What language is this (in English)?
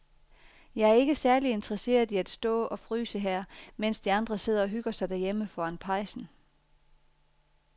Danish